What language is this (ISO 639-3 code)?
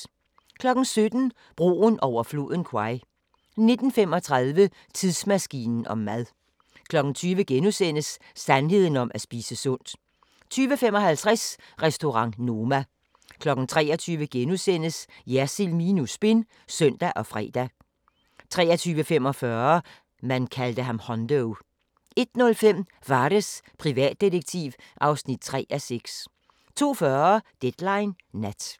dan